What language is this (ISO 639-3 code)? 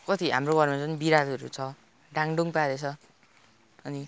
nep